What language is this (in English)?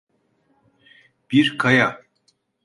Turkish